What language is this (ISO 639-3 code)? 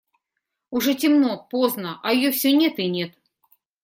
rus